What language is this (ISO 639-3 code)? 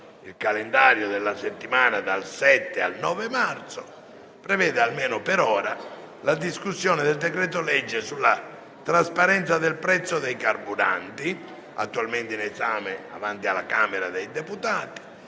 ita